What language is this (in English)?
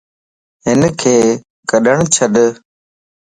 Lasi